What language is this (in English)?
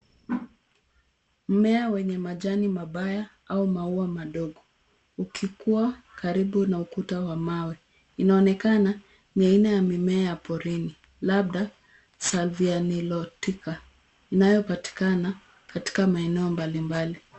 Swahili